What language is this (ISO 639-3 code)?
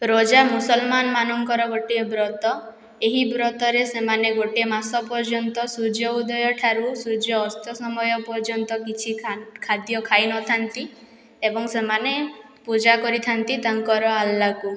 ori